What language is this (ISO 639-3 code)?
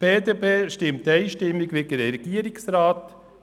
gsw